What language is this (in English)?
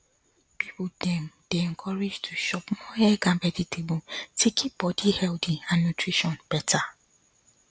Nigerian Pidgin